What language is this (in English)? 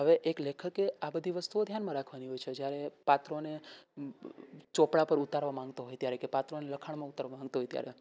Gujarati